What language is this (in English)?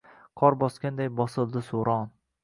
Uzbek